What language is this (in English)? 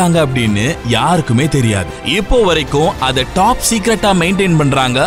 Tamil